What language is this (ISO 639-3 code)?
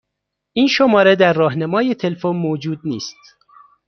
fas